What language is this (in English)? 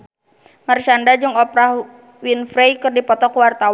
Sundanese